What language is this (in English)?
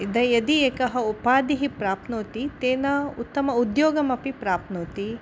Sanskrit